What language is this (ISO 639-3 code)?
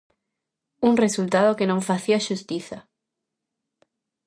glg